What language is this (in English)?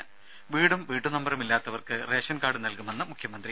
Malayalam